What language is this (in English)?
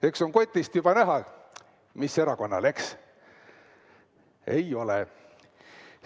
Estonian